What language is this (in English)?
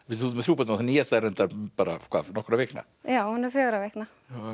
Icelandic